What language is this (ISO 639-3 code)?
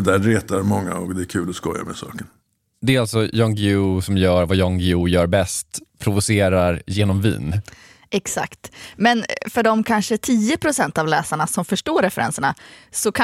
swe